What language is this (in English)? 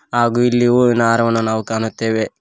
Kannada